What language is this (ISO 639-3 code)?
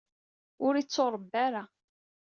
kab